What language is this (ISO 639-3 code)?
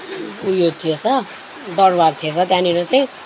nep